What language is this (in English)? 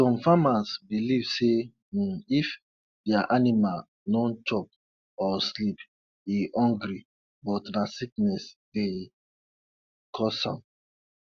Nigerian Pidgin